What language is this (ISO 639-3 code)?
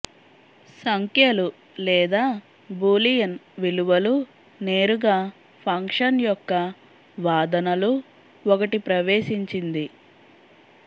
tel